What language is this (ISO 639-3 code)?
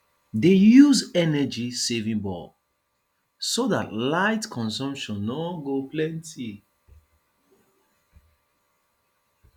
pcm